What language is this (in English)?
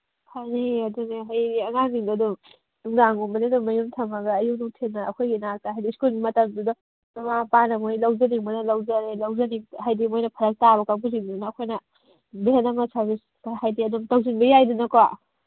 Manipuri